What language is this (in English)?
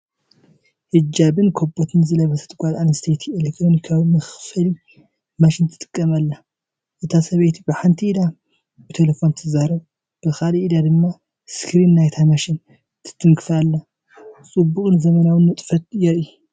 Tigrinya